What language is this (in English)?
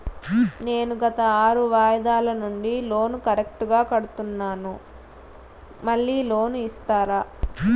Telugu